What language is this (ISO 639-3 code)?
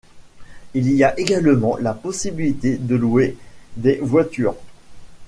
fra